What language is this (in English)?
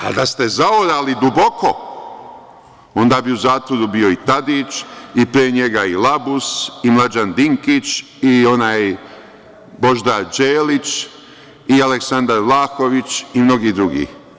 Serbian